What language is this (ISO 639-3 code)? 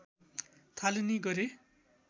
nep